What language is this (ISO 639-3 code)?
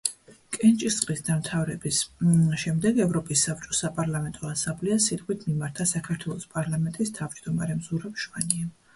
kat